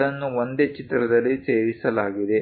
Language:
Kannada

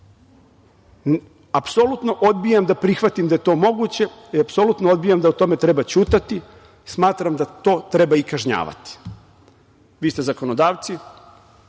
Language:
Serbian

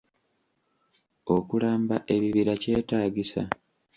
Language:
Ganda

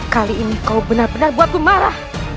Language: Indonesian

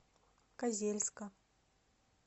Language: Russian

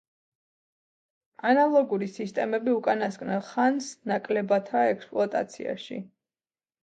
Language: Georgian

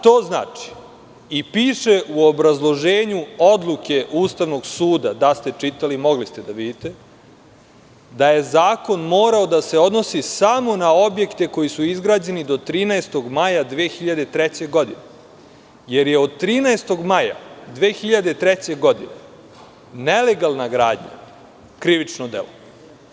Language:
Serbian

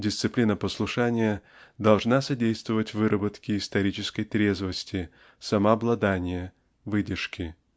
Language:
Russian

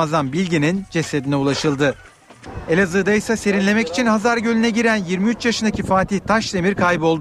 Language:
Turkish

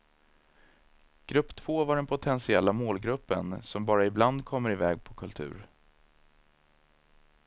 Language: Swedish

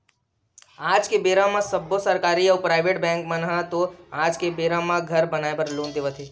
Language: Chhattisgarhi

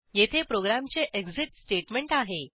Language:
Marathi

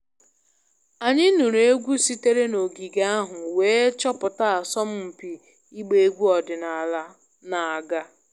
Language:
Igbo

